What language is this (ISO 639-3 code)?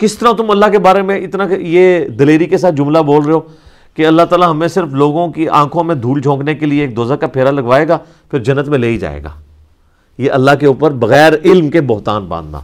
urd